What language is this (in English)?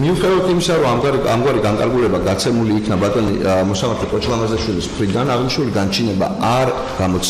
Romanian